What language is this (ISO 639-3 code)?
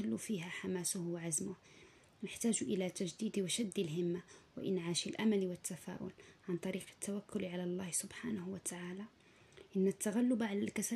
ara